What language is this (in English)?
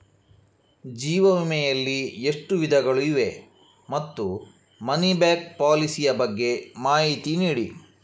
Kannada